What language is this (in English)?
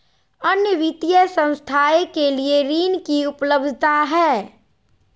Magahi